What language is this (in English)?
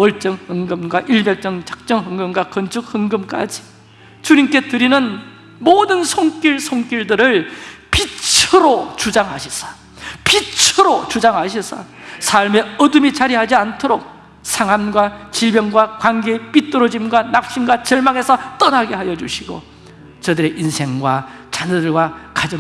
Korean